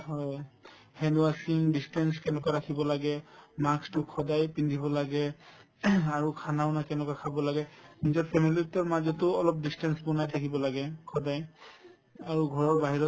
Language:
Assamese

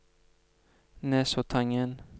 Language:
Norwegian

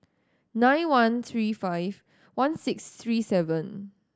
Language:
English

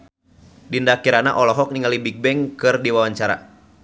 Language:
Sundanese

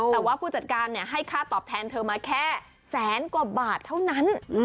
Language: Thai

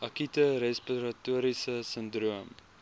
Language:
Afrikaans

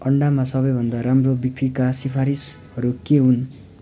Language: Nepali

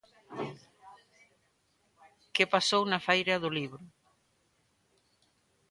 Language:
Galician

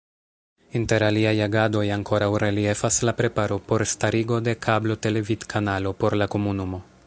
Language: Esperanto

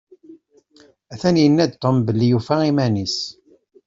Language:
Kabyle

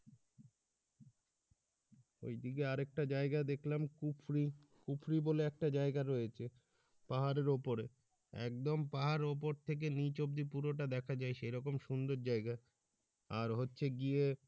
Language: Bangla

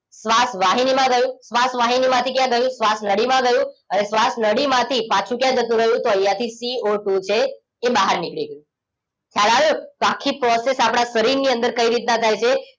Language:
Gujarati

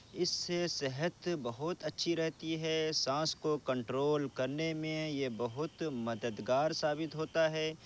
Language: Urdu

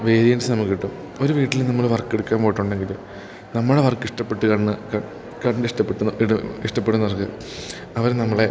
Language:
Malayalam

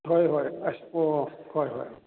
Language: Manipuri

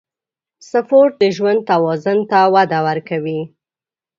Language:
Pashto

